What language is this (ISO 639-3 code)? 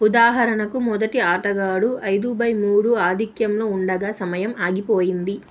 tel